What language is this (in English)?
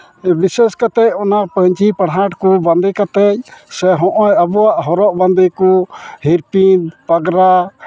Santali